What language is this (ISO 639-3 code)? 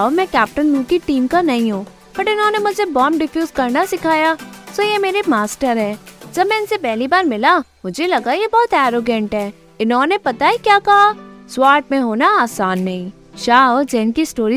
hin